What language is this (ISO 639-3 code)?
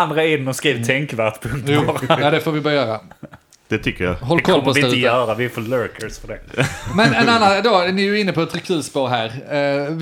swe